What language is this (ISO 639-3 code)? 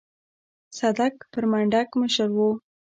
pus